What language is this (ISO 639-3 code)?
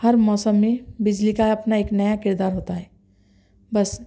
urd